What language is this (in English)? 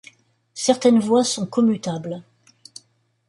French